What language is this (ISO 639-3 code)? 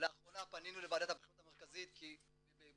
heb